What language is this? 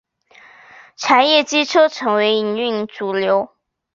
Chinese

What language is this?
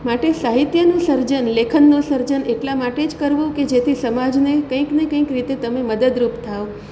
Gujarati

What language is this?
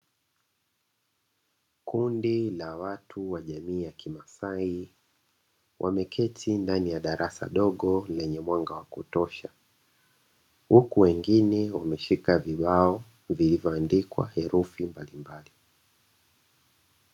Swahili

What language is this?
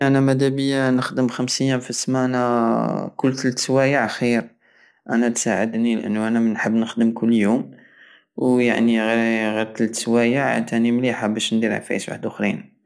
Algerian Saharan Arabic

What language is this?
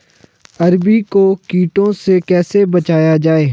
Hindi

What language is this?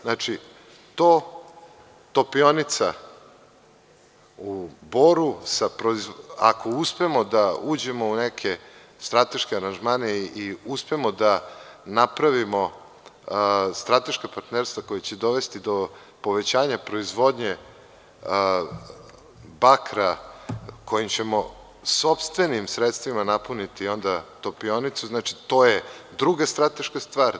Serbian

